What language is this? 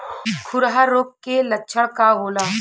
Bhojpuri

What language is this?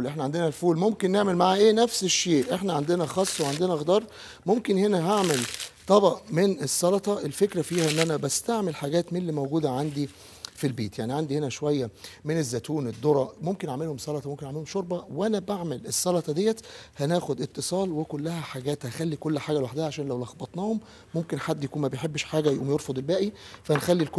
Arabic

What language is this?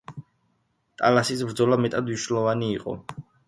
Georgian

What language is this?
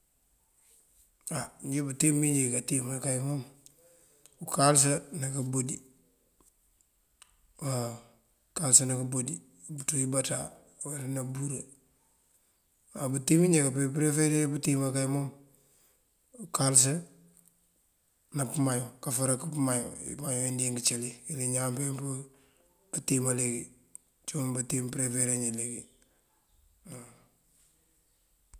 Mandjak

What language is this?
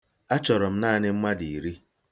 Igbo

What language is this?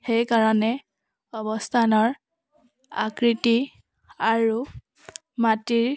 Assamese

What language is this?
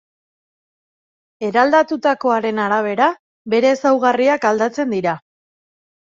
Basque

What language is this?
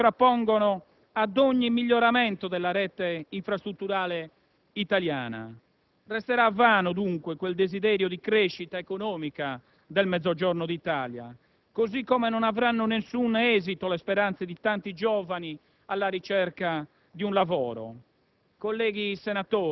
Italian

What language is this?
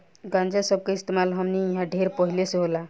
Bhojpuri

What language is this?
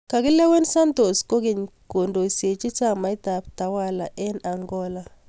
Kalenjin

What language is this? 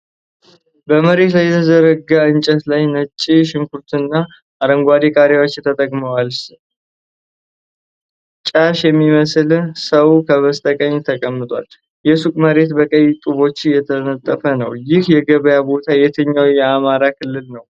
Amharic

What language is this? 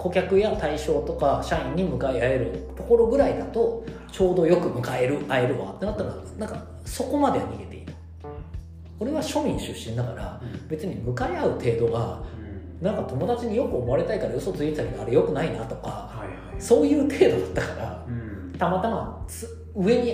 Japanese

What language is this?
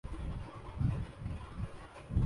Urdu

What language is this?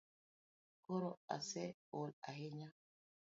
Luo (Kenya and Tanzania)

